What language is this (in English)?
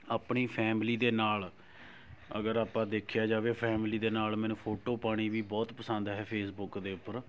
Punjabi